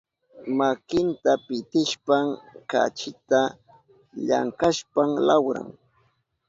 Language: Southern Pastaza Quechua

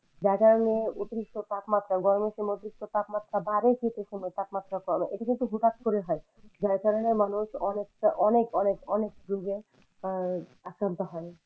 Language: Bangla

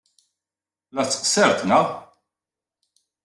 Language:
Kabyle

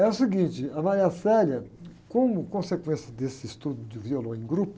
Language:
Portuguese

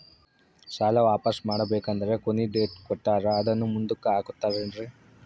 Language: Kannada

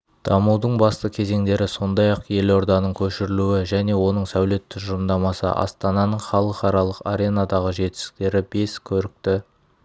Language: Kazakh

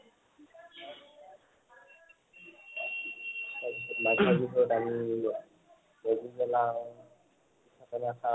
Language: Assamese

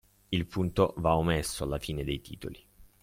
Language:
Italian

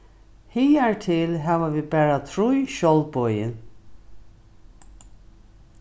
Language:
Faroese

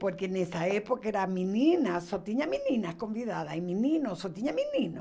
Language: Portuguese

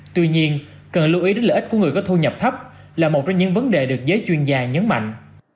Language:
Vietnamese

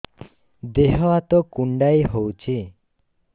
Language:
Odia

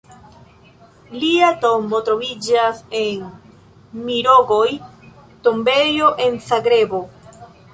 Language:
Esperanto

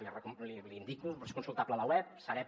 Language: Catalan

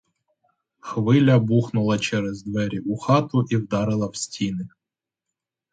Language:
Ukrainian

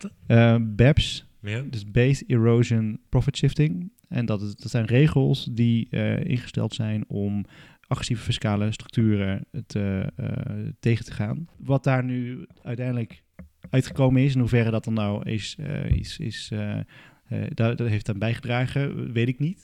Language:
Dutch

